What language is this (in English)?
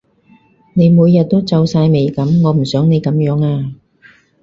Cantonese